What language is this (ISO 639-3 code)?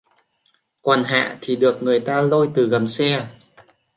vie